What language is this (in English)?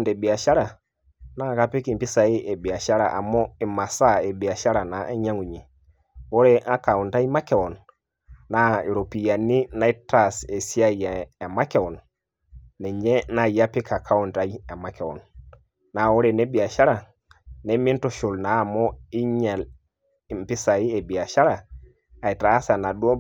Masai